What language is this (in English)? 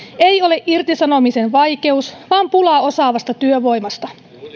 Finnish